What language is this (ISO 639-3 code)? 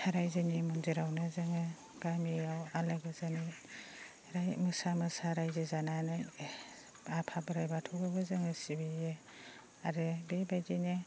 brx